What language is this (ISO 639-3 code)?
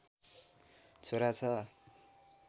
nep